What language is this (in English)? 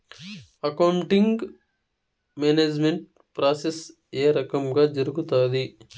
Telugu